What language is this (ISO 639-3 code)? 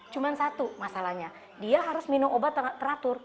ind